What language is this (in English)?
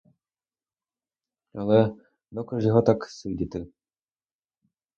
Ukrainian